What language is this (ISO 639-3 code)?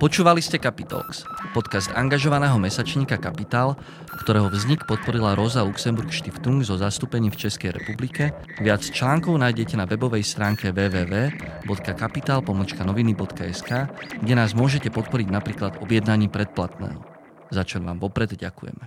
slk